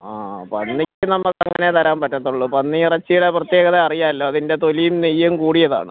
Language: Malayalam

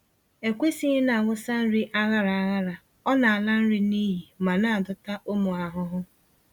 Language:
Igbo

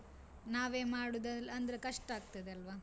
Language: Kannada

